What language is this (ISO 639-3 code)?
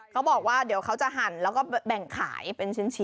tha